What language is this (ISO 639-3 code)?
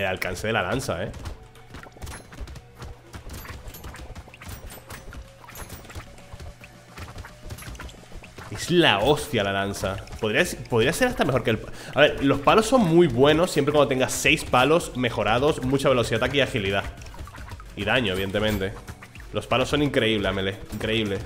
spa